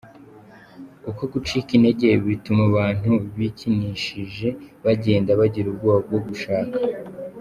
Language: Kinyarwanda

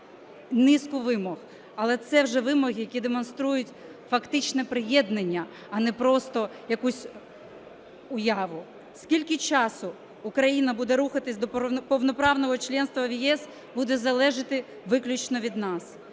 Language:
Ukrainian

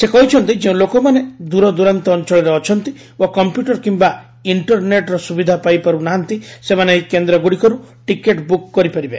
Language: Odia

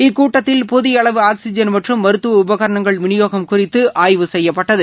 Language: Tamil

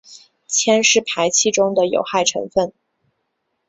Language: Chinese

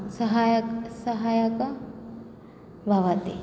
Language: Sanskrit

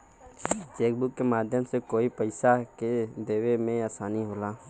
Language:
Bhojpuri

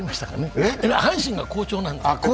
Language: Japanese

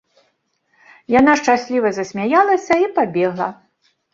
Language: Belarusian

